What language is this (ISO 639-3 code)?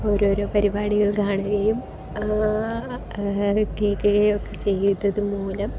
mal